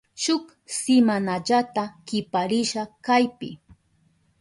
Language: Southern Pastaza Quechua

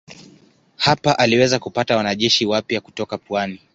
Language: Swahili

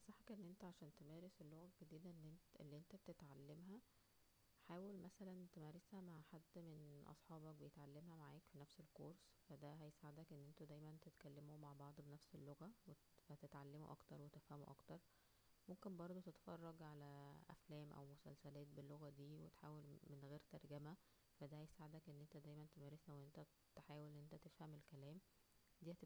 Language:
Egyptian Arabic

